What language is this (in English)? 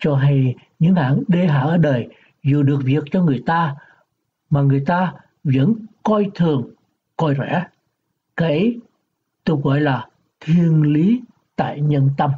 Vietnamese